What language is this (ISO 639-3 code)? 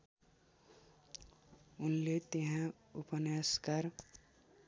nep